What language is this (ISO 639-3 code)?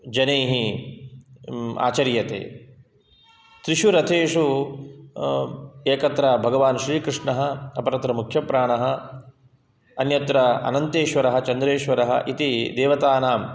san